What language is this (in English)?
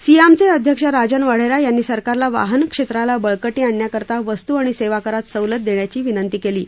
Marathi